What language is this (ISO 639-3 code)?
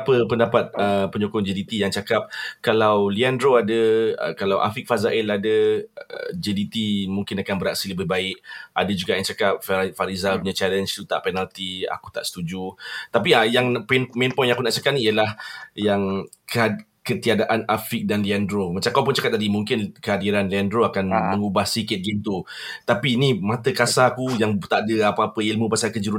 msa